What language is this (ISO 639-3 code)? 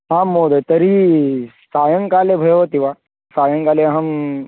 san